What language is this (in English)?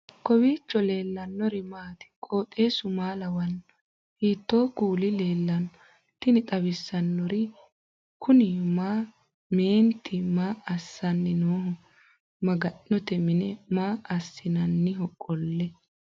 Sidamo